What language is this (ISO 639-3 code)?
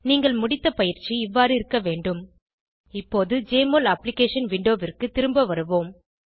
tam